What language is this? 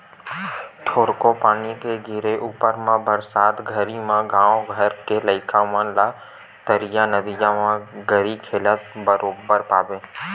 Chhattisgarhi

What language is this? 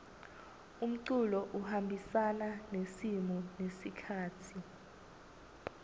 Swati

